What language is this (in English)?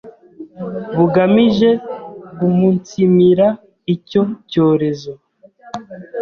Kinyarwanda